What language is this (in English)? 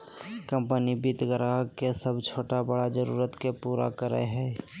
Magahi